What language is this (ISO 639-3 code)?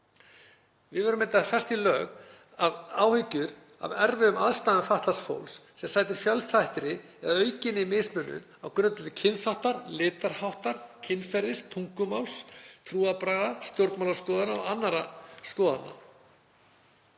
isl